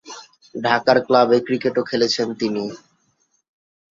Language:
Bangla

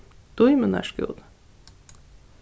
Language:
Faroese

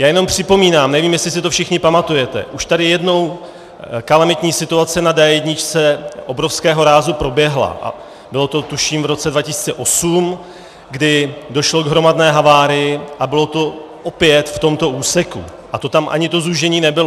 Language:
Czech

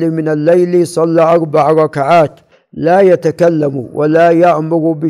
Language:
Arabic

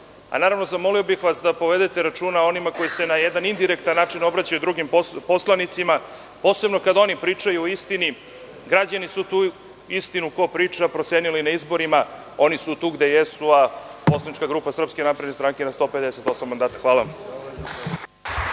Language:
Serbian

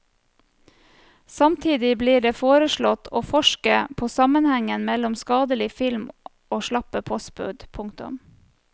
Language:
Norwegian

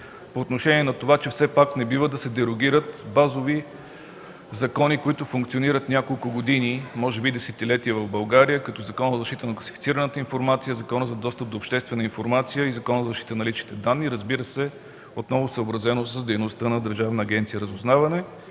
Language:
Bulgarian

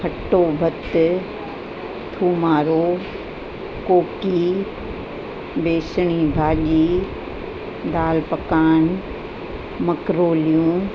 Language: Sindhi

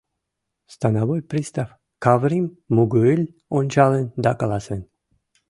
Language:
Mari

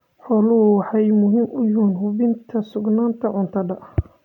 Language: Somali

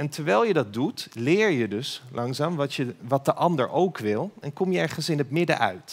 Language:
Dutch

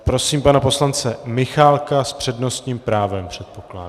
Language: Czech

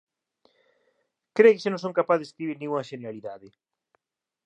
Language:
Galician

